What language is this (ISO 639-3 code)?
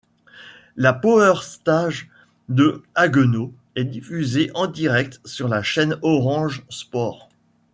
fra